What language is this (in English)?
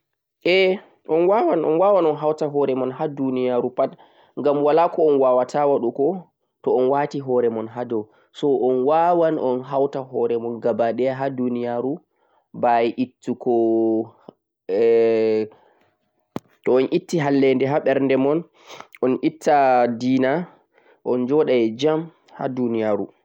Central-Eastern Niger Fulfulde